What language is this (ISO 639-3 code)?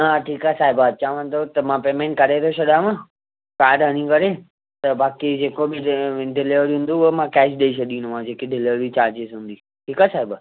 snd